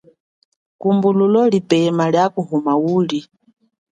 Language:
Chokwe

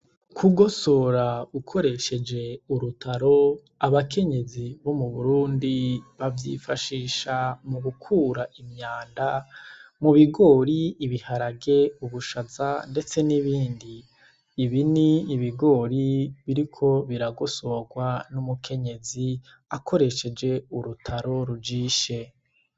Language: Rundi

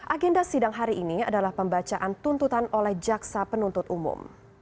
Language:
Indonesian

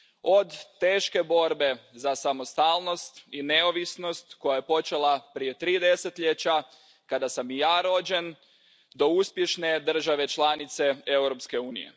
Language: Croatian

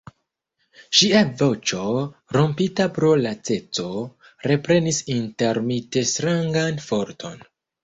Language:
Esperanto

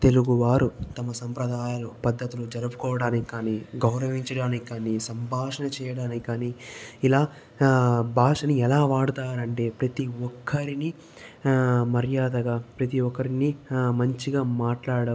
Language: Telugu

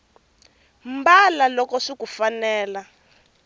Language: Tsonga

